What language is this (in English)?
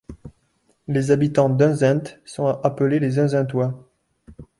French